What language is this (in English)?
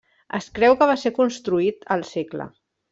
Catalan